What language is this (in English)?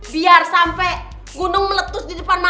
Indonesian